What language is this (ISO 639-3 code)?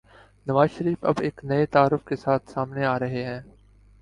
urd